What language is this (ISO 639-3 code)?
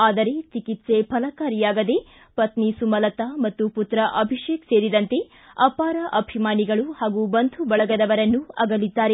kan